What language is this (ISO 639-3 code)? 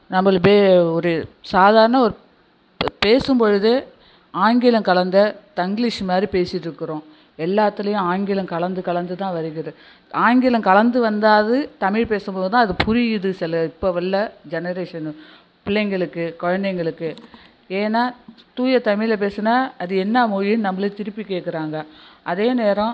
tam